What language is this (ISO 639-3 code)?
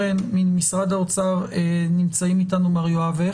heb